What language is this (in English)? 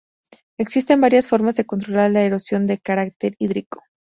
Spanish